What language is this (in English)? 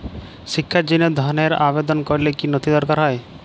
Bangla